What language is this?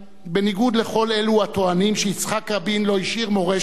Hebrew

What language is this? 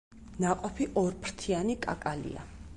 Georgian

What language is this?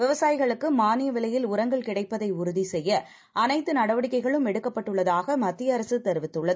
Tamil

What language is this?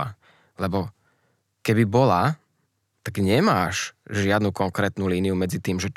Slovak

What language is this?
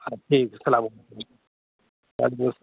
Urdu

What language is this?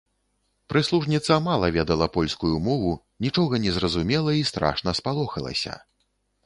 Belarusian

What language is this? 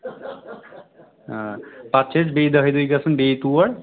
Kashmiri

